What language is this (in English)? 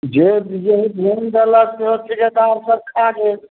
Maithili